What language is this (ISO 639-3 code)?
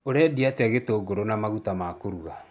kik